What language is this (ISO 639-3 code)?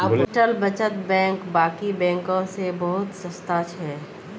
mag